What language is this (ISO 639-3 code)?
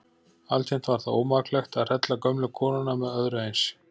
isl